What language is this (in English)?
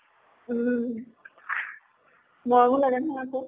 Assamese